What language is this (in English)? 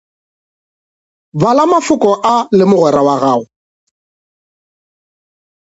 Northern Sotho